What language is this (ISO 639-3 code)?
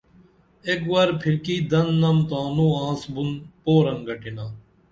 dml